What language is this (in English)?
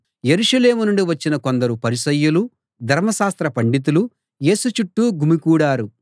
Telugu